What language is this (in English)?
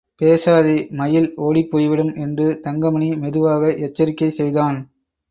Tamil